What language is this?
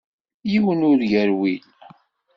Kabyle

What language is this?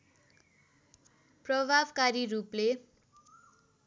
Nepali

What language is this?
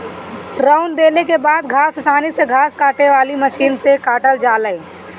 Bhojpuri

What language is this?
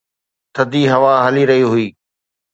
Sindhi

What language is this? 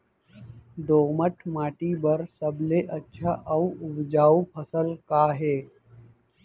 Chhattisgarhi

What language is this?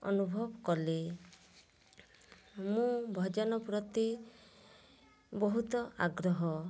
Odia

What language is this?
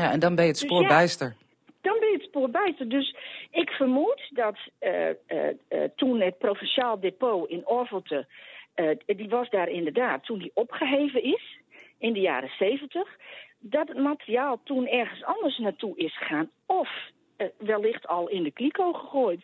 Dutch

